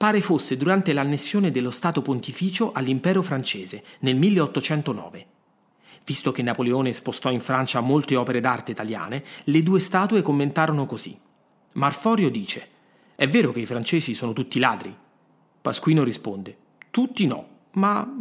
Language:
Italian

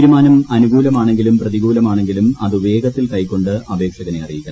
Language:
Malayalam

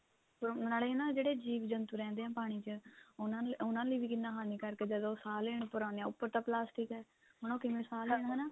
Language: Punjabi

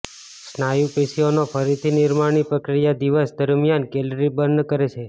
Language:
Gujarati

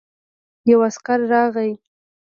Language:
Pashto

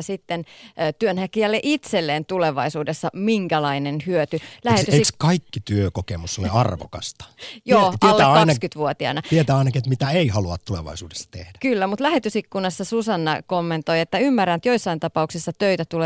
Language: Finnish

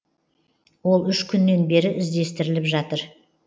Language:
Kazakh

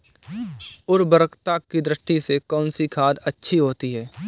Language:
Hindi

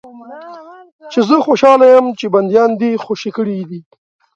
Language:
Pashto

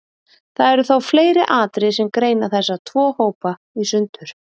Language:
Icelandic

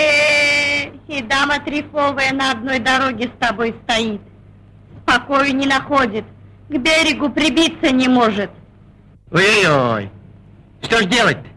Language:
Russian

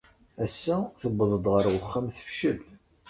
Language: Kabyle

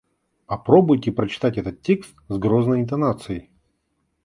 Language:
Russian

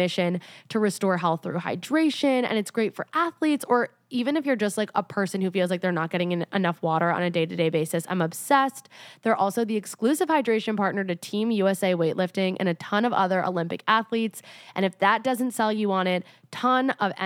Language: English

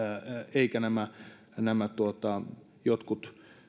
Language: Finnish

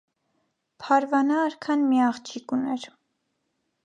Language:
Armenian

